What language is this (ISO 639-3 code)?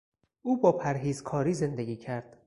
fas